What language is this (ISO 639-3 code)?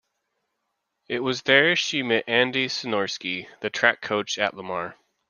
eng